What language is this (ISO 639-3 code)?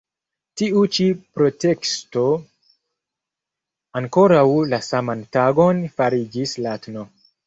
epo